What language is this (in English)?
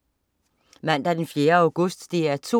Danish